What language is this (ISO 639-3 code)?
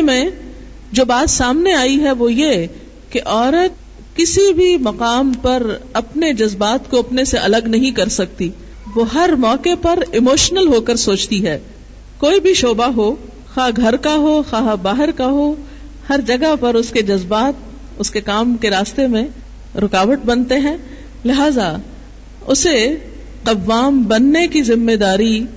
urd